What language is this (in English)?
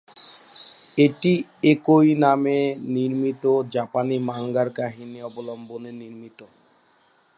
Bangla